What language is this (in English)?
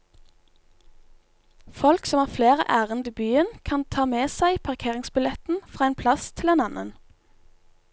Norwegian